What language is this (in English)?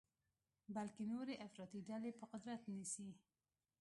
Pashto